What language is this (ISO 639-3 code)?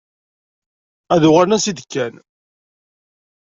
kab